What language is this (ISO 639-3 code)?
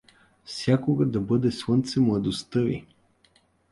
bul